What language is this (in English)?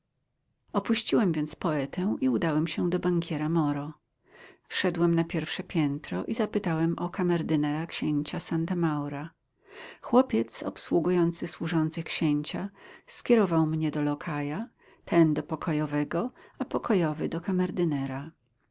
Polish